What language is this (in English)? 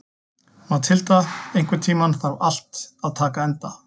Icelandic